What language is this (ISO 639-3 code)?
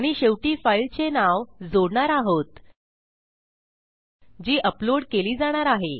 mar